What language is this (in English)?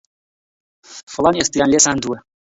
Central Kurdish